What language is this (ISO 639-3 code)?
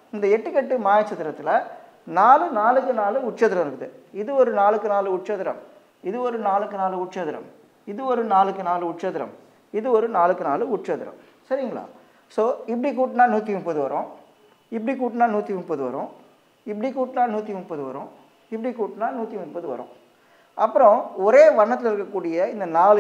tam